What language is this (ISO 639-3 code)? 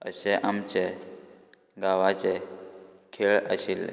kok